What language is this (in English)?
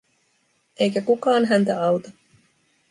Finnish